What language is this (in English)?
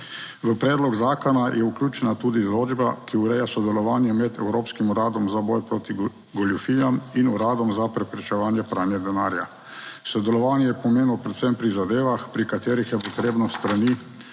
Slovenian